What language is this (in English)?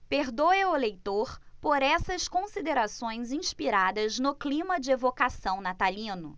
Portuguese